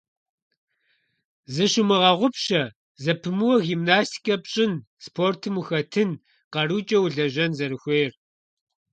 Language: Kabardian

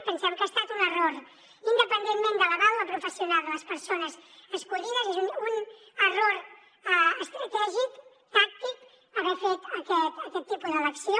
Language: Catalan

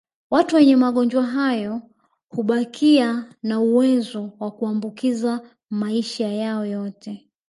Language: Swahili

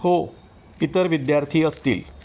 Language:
Marathi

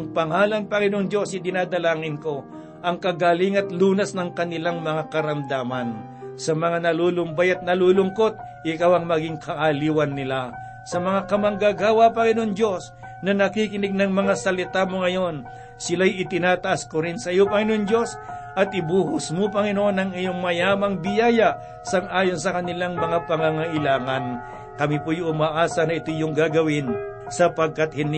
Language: Filipino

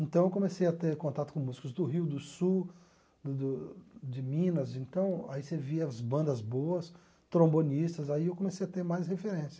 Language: Portuguese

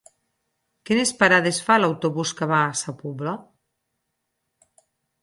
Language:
Catalan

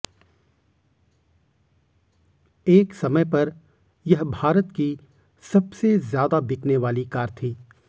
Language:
Hindi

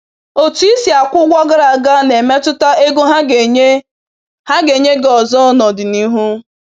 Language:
Igbo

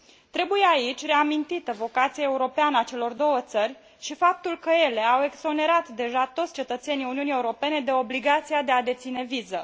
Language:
Romanian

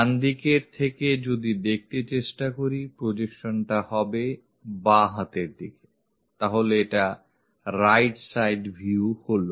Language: Bangla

